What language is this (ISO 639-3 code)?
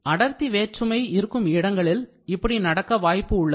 tam